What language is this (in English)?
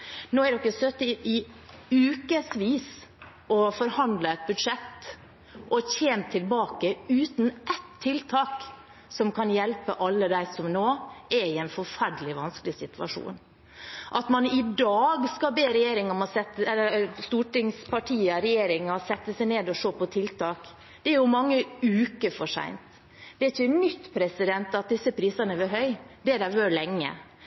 Norwegian Bokmål